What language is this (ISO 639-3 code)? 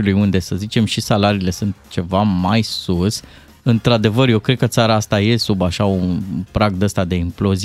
ron